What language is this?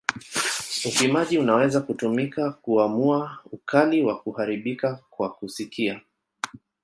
Swahili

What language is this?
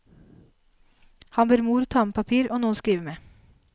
Norwegian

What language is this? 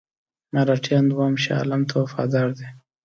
Pashto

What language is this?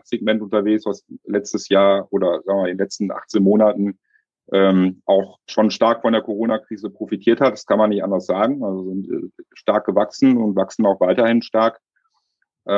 German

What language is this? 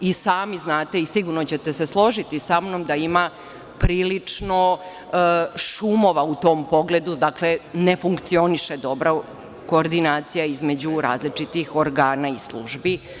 Serbian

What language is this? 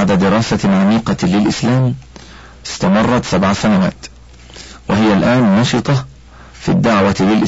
Arabic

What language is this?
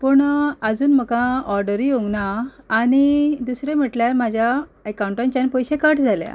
Konkani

